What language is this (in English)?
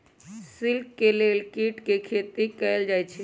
Magahi